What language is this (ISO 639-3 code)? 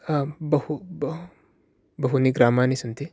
san